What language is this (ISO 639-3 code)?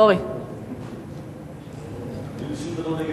heb